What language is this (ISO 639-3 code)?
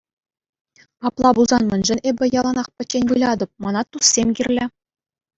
chv